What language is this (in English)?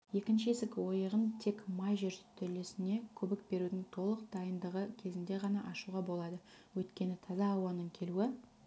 Kazakh